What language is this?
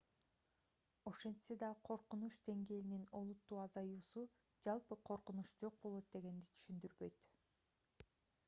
Kyrgyz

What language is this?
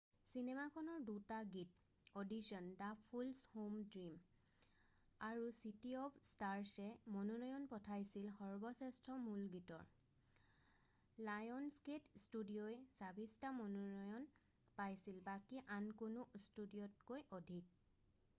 Assamese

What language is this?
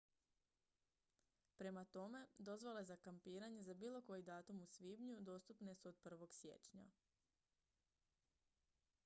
Croatian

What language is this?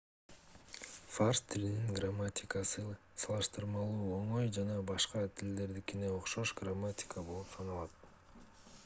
Kyrgyz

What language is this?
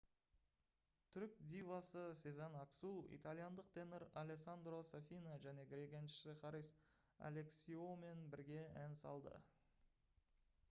Kazakh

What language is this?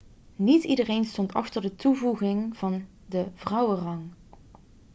Dutch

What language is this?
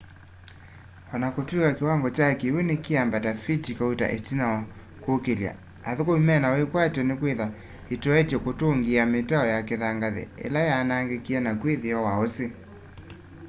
Kamba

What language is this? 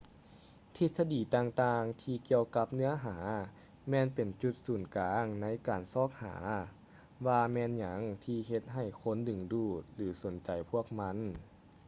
Lao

